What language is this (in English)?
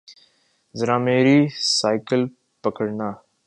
Urdu